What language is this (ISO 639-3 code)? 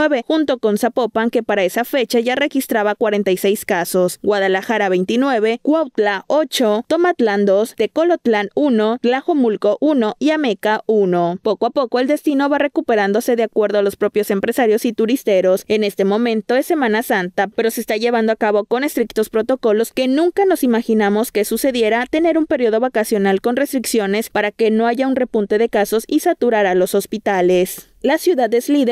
spa